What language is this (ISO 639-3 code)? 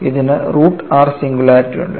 mal